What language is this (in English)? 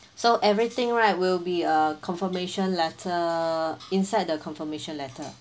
English